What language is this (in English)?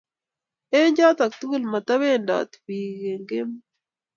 Kalenjin